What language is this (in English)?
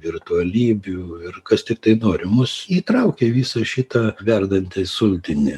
Lithuanian